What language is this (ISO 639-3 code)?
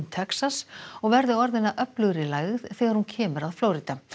isl